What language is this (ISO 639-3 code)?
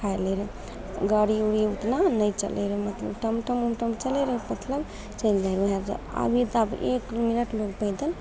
mai